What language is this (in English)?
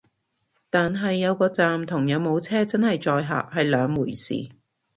Cantonese